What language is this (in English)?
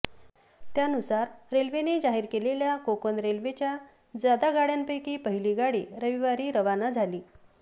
Marathi